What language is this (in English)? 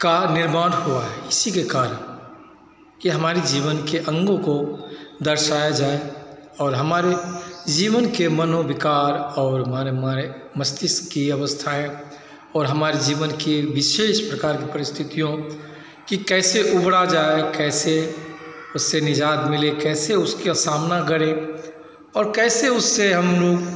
Hindi